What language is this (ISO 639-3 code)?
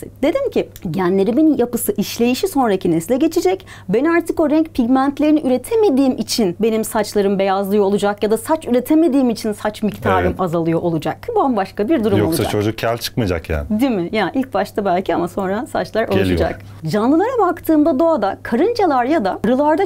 tur